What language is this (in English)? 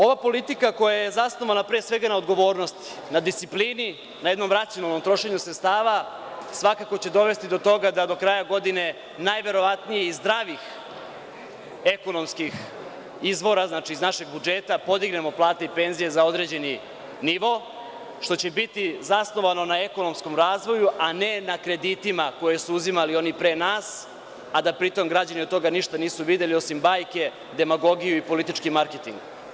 Serbian